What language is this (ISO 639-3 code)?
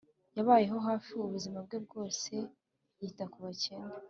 kin